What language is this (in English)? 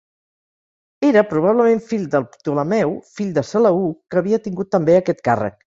Catalan